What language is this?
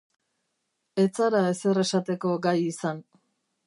Basque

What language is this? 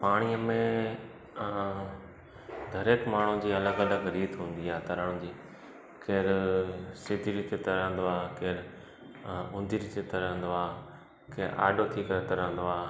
Sindhi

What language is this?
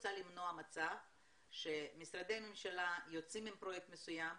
Hebrew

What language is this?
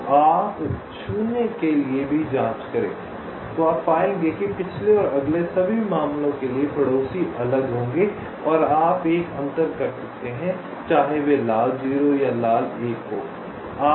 Hindi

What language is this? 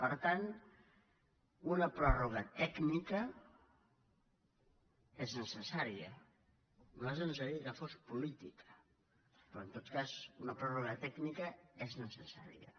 Catalan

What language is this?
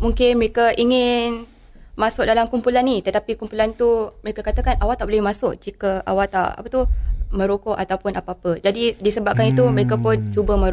Malay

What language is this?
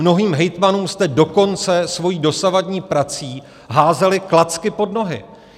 Czech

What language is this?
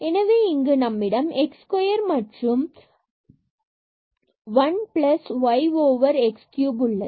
Tamil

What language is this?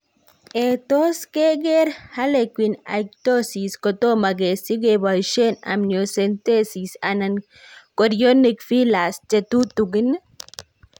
Kalenjin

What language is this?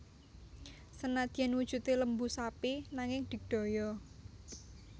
Javanese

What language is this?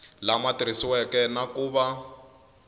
Tsonga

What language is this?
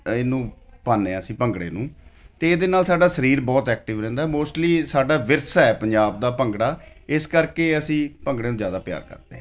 Punjabi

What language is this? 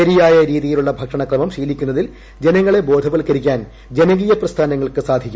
Malayalam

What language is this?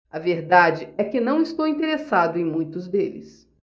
Portuguese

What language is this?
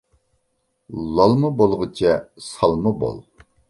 Uyghur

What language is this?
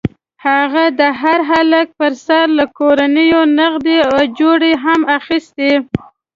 Pashto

